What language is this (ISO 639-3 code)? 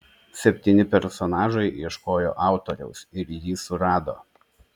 lit